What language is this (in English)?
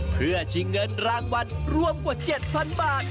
Thai